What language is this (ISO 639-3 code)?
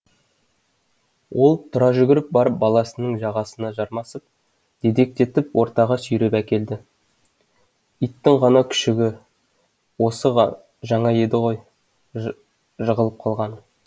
kaz